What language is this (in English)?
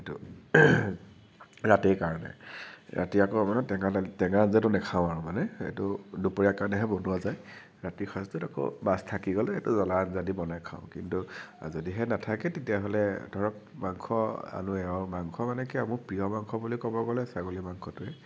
Assamese